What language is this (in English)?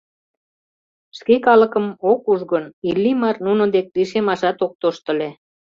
Mari